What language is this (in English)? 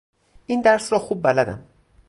Persian